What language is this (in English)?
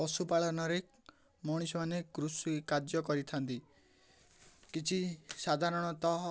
Odia